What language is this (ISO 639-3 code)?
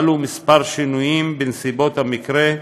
heb